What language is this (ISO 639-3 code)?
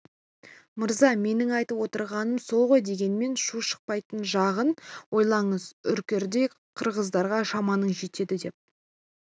kaz